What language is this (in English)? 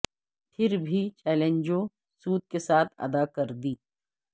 Urdu